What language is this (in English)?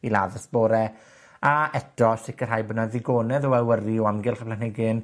Welsh